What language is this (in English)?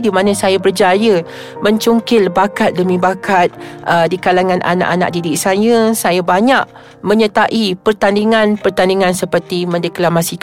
Malay